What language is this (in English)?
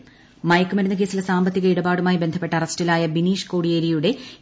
Malayalam